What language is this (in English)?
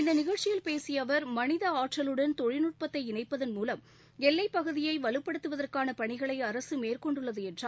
Tamil